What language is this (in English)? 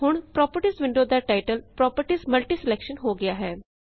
Punjabi